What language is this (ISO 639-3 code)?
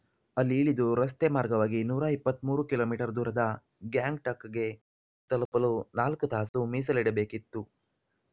kan